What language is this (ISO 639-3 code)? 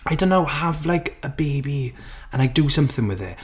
eng